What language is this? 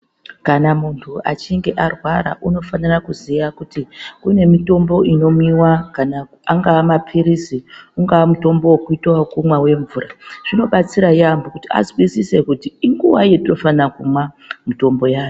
Ndau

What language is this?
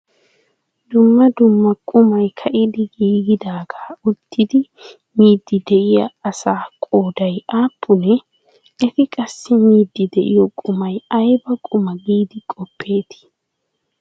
Wolaytta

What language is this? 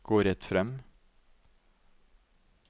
Norwegian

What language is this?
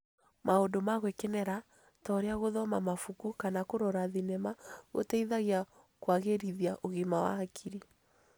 Kikuyu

